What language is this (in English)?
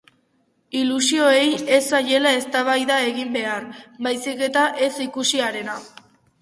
Basque